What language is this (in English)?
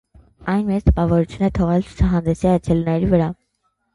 Armenian